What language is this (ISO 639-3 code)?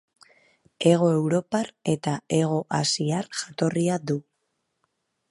eus